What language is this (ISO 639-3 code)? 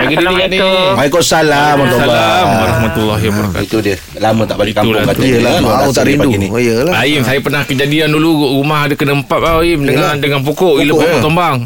msa